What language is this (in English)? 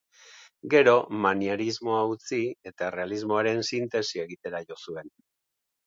Basque